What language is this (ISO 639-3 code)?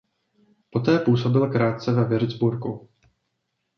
ces